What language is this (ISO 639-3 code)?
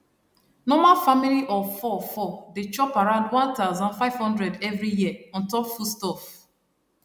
pcm